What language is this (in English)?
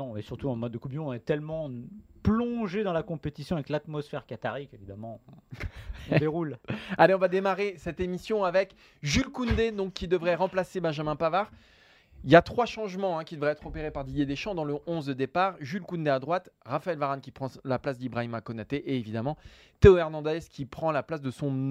French